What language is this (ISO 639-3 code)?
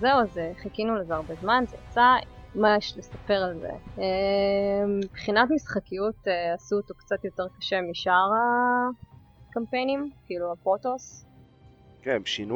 heb